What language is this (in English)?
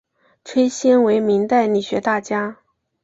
Chinese